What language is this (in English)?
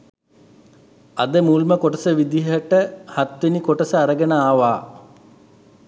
Sinhala